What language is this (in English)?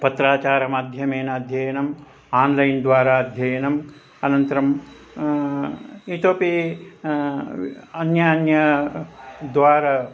Sanskrit